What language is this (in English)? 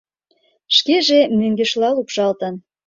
Mari